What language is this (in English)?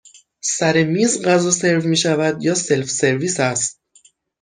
Persian